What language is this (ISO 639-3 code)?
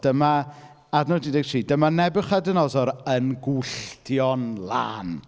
cym